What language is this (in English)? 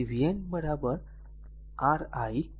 Gujarati